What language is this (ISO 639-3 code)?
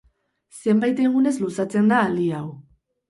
eus